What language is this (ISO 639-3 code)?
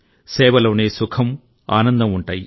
tel